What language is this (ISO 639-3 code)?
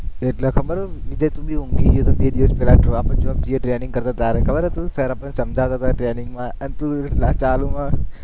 guj